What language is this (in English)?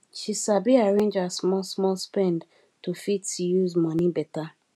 Nigerian Pidgin